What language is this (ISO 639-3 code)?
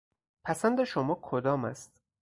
fas